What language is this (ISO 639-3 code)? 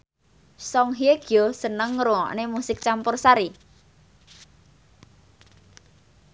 jav